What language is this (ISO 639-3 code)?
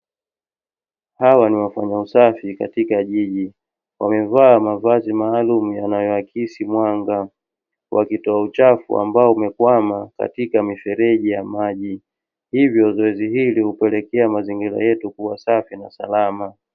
swa